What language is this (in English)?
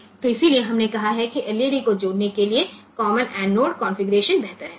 Gujarati